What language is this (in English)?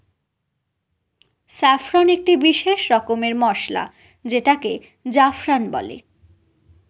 Bangla